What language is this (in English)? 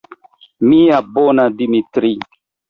Esperanto